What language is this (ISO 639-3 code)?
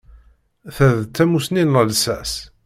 kab